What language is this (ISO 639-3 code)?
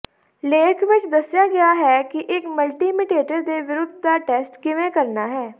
pan